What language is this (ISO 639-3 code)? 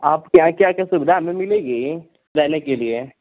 hin